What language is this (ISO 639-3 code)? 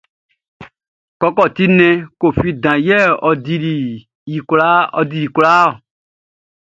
bci